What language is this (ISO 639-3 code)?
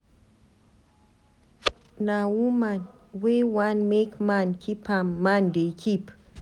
pcm